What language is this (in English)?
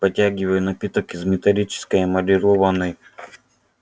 Russian